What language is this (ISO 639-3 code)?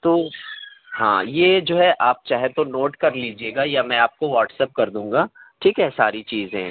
urd